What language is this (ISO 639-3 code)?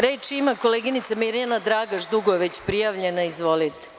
srp